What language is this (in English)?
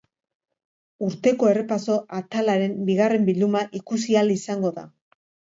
Basque